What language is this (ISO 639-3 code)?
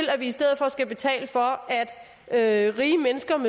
dan